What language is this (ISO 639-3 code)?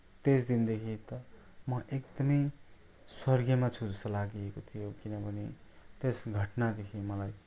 nep